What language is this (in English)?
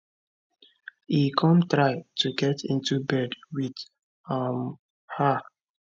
Nigerian Pidgin